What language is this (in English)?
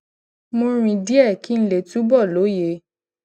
Yoruba